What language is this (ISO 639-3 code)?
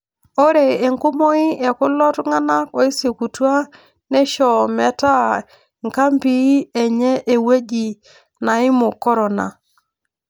mas